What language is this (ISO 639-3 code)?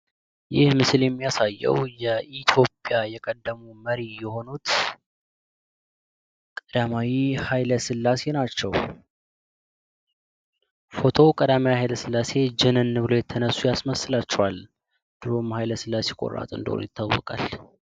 amh